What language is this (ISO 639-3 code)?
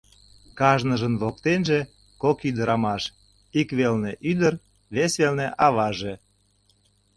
chm